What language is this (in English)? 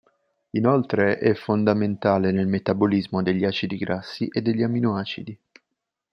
Italian